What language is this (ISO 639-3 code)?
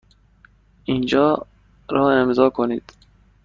fas